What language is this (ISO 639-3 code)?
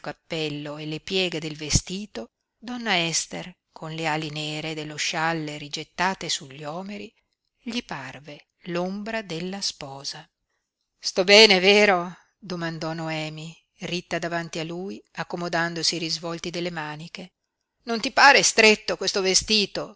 ita